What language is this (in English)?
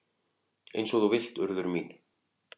Icelandic